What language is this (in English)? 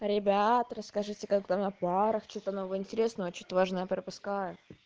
Russian